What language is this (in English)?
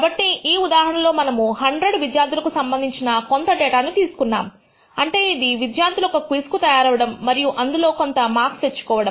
Telugu